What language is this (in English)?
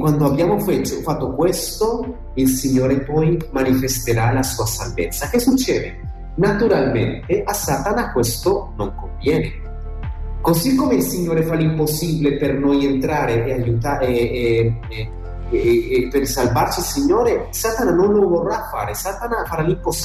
Italian